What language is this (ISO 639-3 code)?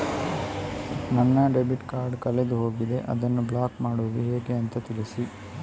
kan